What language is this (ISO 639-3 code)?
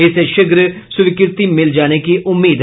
hin